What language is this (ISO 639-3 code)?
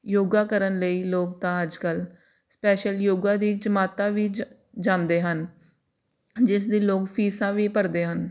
pan